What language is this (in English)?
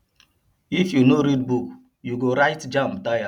Nigerian Pidgin